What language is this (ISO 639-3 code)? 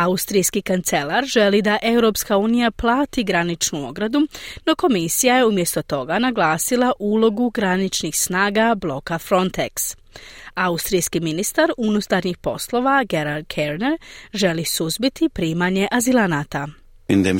hrv